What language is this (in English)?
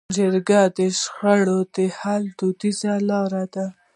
Pashto